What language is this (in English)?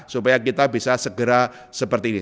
Indonesian